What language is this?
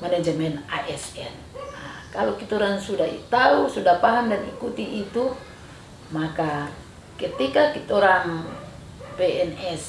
Indonesian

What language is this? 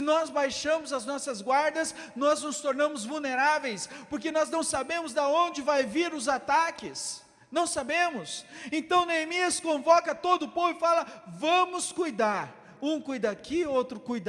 Portuguese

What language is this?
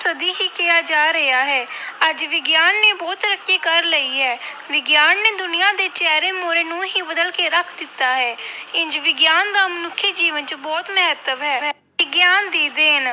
Punjabi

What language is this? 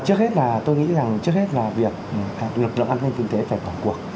Vietnamese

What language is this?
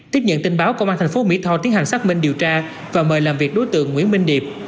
Vietnamese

